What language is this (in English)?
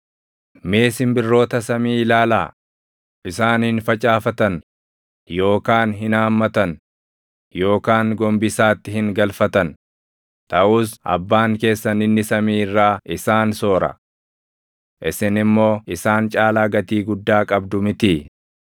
Oromo